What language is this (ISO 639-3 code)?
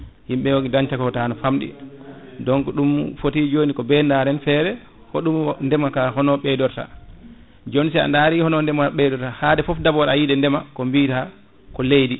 ful